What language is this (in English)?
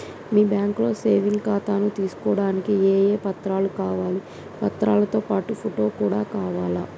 Telugu